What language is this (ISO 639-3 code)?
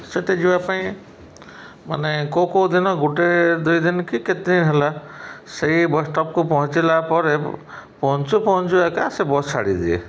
ori